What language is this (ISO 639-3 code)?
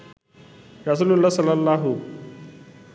ben